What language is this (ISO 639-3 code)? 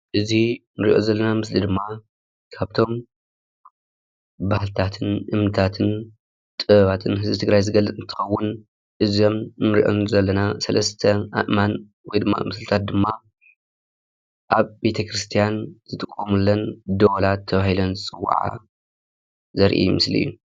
tir